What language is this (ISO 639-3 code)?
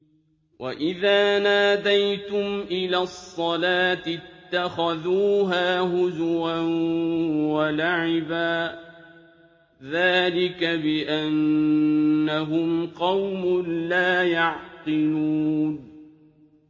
ara